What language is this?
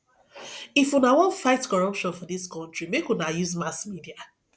Nigerian Pidgin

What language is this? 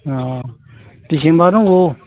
Bodo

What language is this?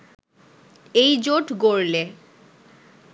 Bangla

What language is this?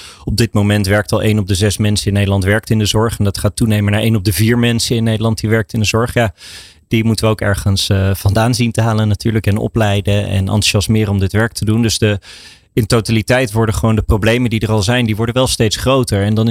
Dutch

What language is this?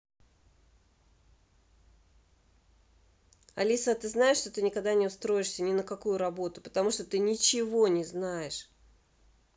Russian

